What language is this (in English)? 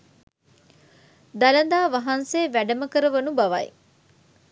Sinhala